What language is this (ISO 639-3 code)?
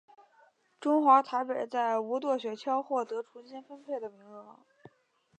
zho